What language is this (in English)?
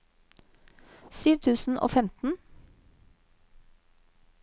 Norwegian